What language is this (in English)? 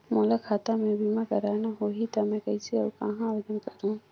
Chhattisgarhi